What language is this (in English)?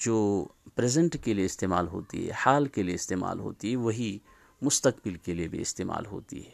Urdu